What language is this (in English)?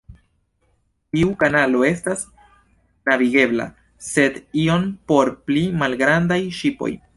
Esperanto